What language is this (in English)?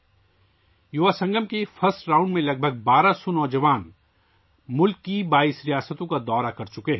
Urdu